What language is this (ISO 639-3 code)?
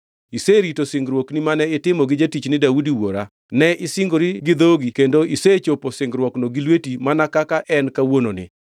luo